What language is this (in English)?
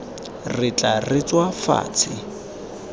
Tswana